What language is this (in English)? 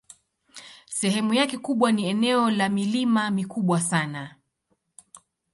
Swahili